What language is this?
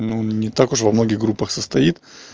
Russian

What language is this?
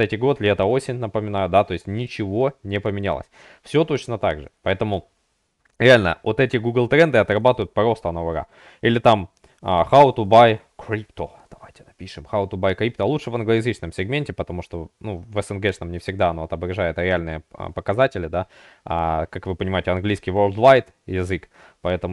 Russian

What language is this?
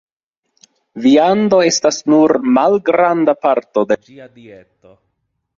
Esperanto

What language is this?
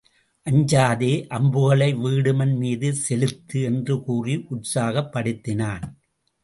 Tamil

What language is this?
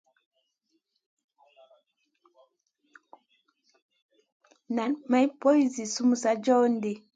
Masana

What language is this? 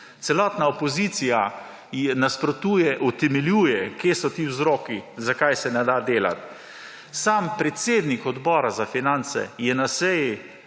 Slovenian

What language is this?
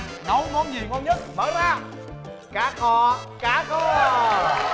Vietnamese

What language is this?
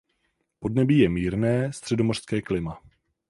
Czech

